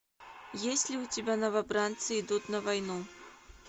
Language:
Russian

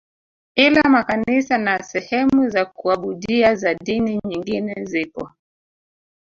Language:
Swahili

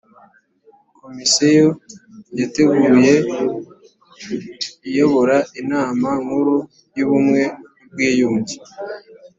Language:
Kinyarwanda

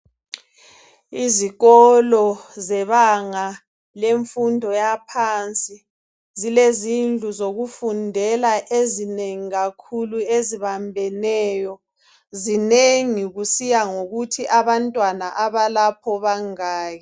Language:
North Ndebele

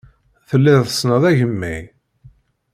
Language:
Kabyle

